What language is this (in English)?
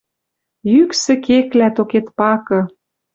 Western Mari